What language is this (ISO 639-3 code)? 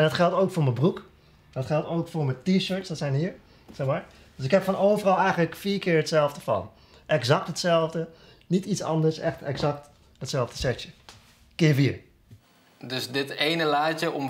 nld